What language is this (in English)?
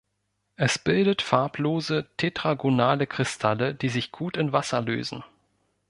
German